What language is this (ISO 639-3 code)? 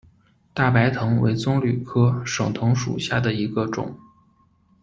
zho